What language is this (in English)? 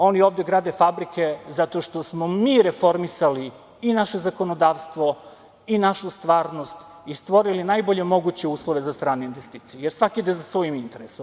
Serbian